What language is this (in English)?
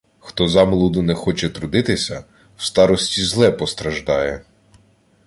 Ukrainian